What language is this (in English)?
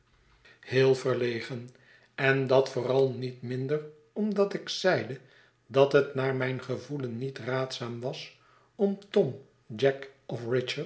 Dutch